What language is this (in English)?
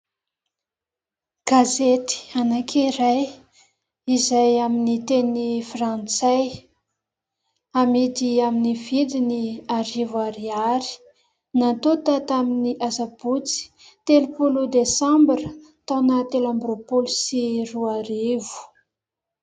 Malagasy